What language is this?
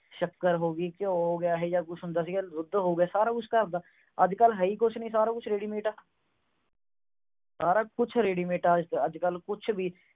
Punjabi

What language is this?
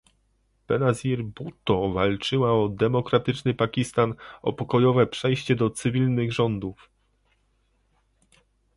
Polish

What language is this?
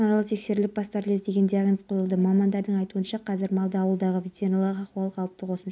Kazakh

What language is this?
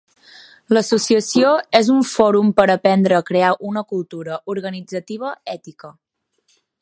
Catalan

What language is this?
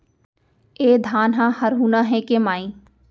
Chhattisgarhi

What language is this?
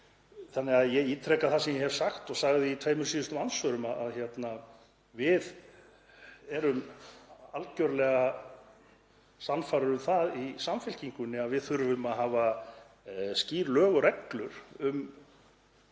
Icelandic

